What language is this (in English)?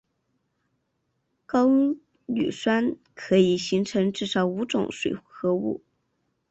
Chinese